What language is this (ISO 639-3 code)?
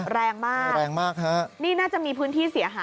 tha